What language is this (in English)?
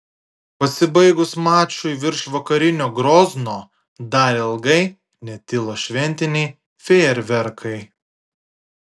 Lithuanian